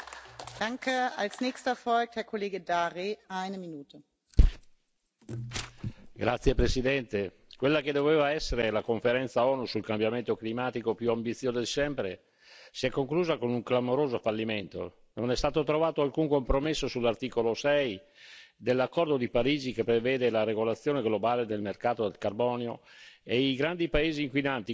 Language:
Italian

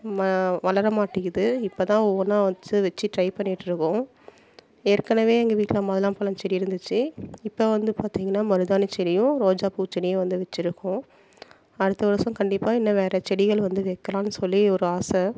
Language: Tamil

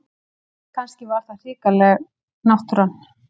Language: Icelandic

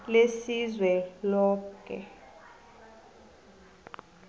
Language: South Ndebele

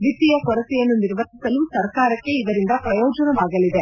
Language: Kannada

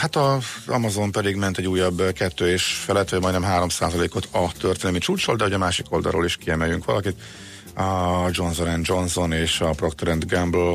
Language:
Hungarian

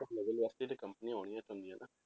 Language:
Punjabi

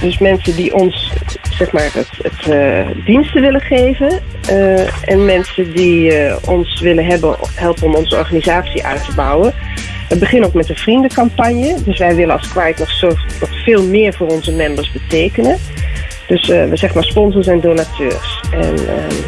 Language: Dutch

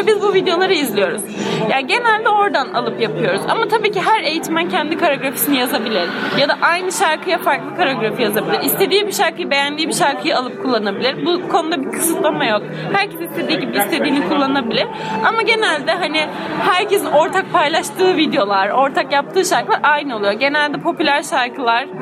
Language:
Turkish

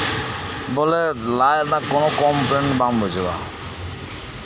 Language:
Santali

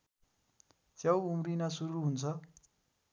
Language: Nepali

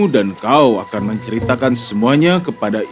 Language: Indonesian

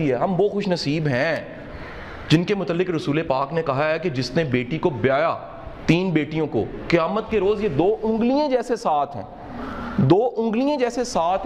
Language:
Urdu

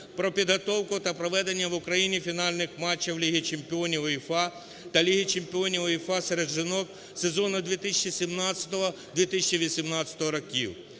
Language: Ukrainian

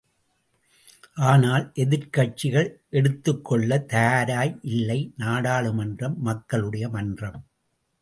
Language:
Tamil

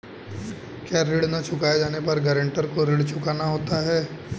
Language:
Hindi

